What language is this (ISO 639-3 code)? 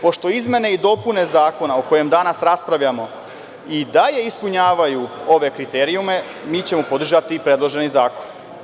srp